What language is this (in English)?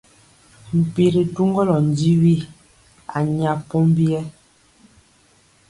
Mpiemo